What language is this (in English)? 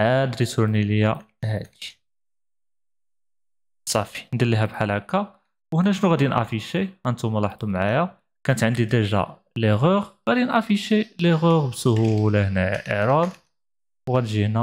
Arabic